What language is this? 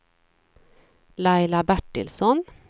Swedish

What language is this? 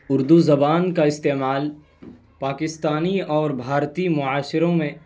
Urdu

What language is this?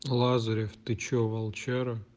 Russian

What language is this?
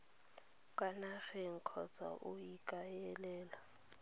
Tswana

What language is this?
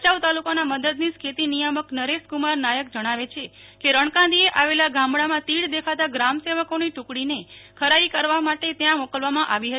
Gujarati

